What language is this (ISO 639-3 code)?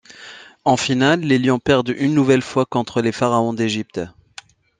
fra